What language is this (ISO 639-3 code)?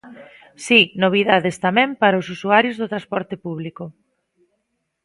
glg